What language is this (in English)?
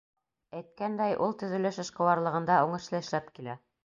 Bashkir